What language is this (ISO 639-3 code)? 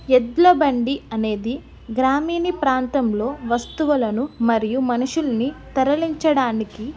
tel